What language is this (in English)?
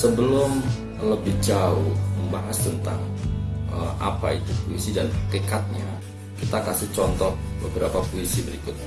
Indonesian